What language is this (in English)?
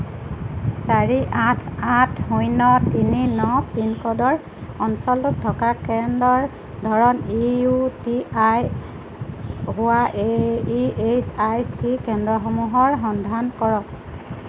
Assamese